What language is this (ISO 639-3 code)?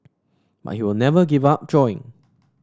eng